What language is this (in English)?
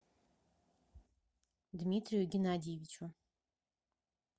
Russian